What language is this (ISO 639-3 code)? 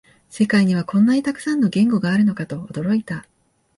jpn